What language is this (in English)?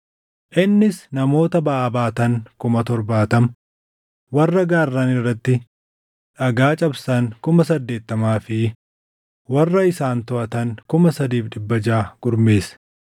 Oromo